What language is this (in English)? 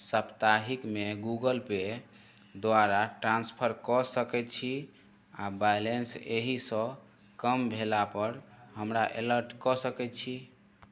Maithili